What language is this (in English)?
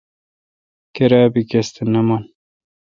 Kalkoti